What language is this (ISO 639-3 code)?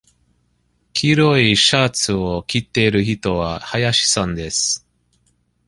jpn